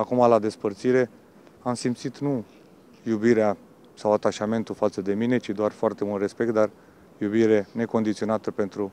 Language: Romanian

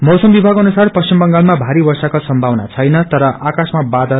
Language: Nepali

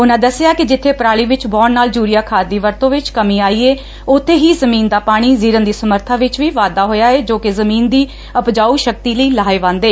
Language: Punjabi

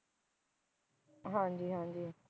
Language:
Punjabi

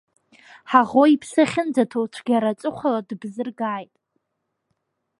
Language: Abkhazian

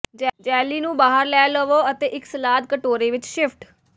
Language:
Punjabi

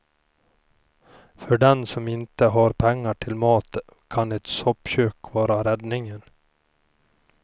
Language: Swedish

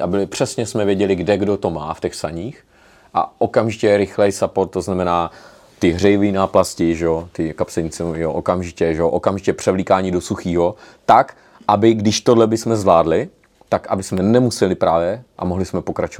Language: Czech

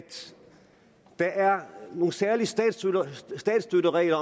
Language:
Danish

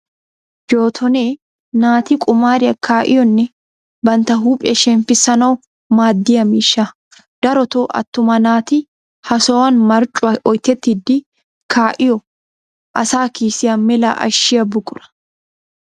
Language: Wolaytta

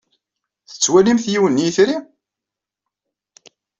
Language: Kabyle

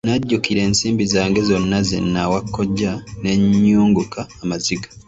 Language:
Ganda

